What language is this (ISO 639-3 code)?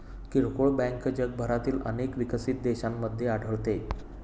mar